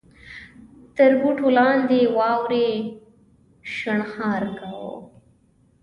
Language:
Pashto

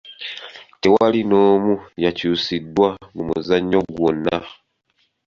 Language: Ganda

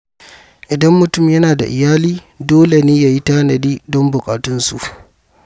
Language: Hausa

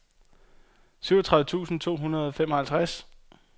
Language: Danish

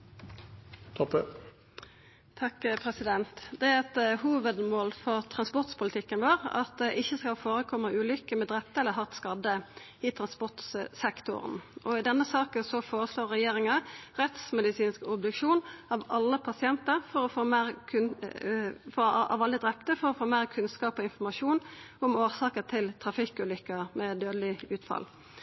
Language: Norwegian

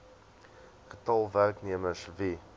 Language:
Afrikaans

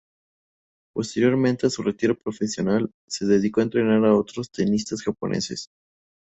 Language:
Spanish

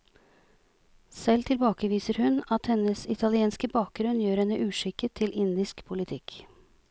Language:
Norwegian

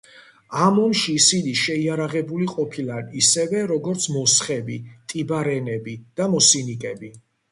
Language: Georgian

